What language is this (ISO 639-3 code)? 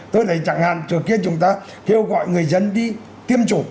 vie